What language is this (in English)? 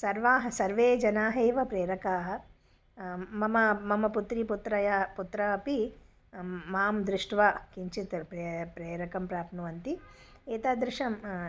Sanskrit